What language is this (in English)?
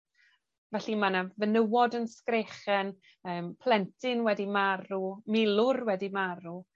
Welsh